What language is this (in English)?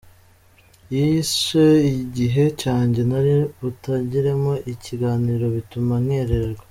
Kinyarwanda